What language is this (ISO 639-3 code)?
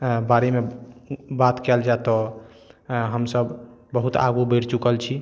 mai